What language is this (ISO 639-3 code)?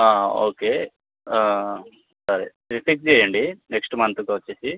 tel